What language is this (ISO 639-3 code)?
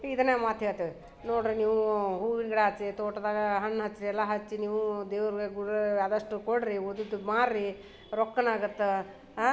kan